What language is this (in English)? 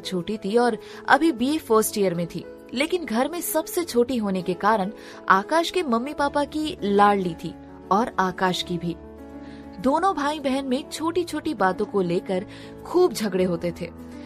Hindi